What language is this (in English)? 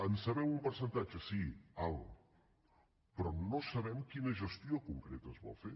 Catalan